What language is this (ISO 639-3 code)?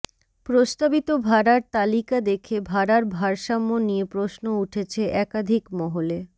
ben